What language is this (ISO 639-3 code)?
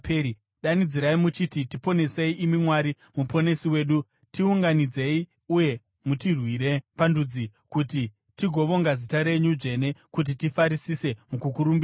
sna